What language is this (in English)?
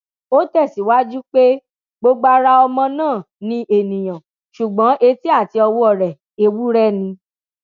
Yoruba